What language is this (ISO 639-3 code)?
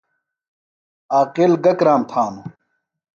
phl